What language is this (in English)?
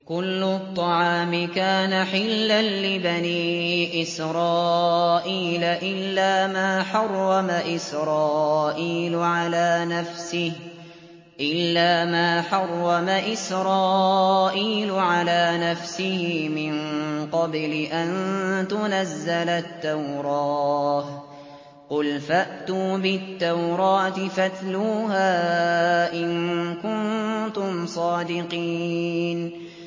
Arabic